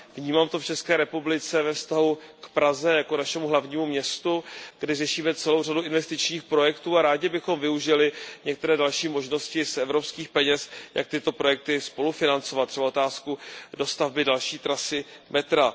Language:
Czech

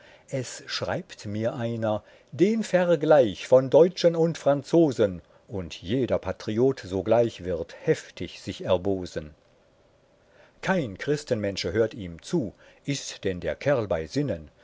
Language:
German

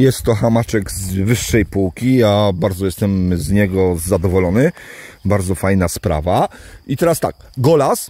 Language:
Polish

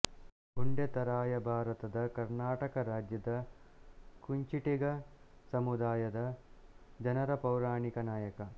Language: Kannada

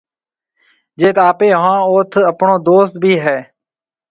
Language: Marwari (Pakistan)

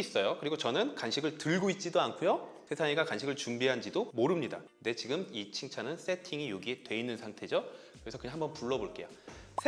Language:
Korean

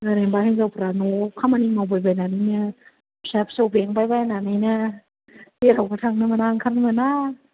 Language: Bodo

